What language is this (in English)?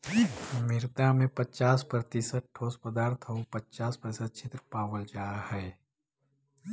Magahi